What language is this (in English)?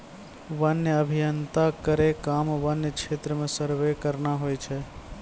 Maithili